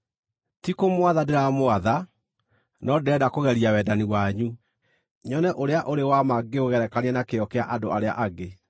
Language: Kikuyu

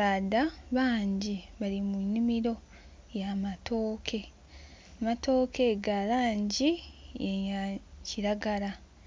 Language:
Soga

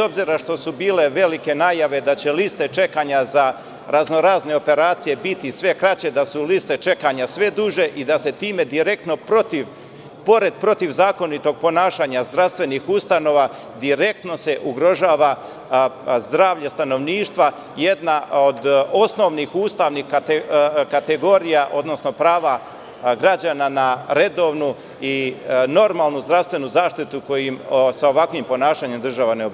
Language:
Serbian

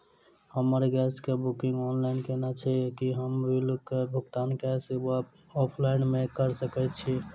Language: Maithili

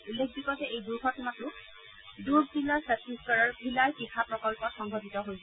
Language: Assamese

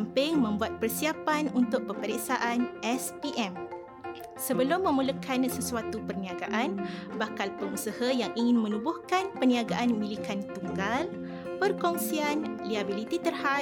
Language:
Malay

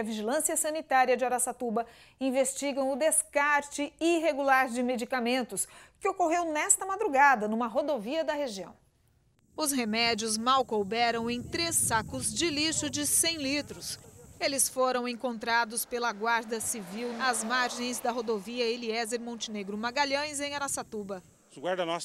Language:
Portuguese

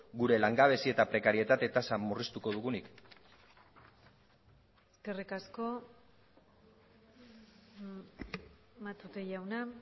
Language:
Basque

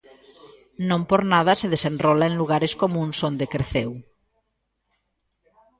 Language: Galician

